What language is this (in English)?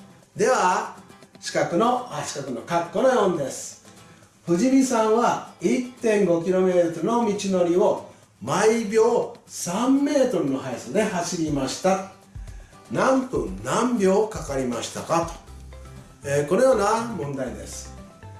Japanese